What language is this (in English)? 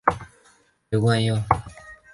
Chinese